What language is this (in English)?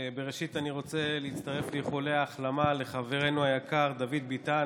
Hebrew